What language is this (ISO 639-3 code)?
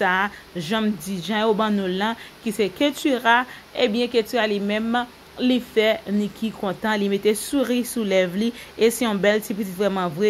fra